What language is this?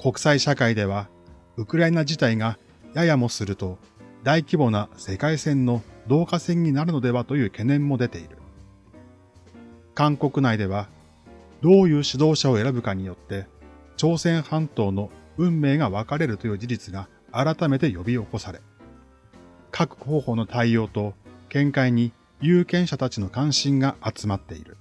Japanese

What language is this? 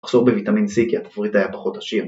Hebrew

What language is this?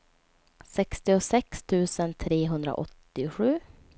Swedish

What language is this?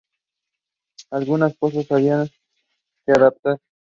Spanish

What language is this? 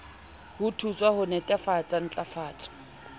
Southern Sotho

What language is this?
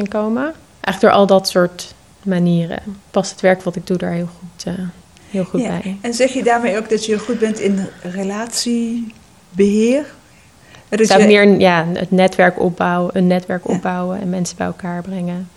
Dutch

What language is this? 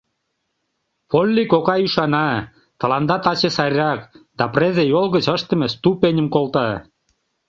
Mari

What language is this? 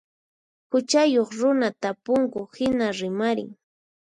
Puno Quechua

